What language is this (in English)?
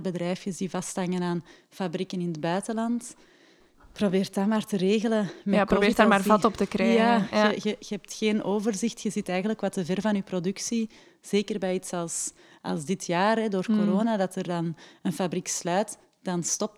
Dutch